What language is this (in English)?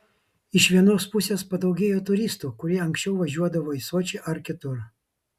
Lithuanian